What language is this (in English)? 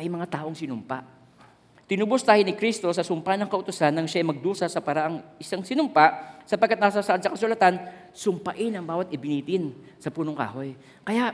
Filipino